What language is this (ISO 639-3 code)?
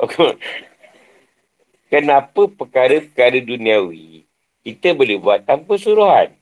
msa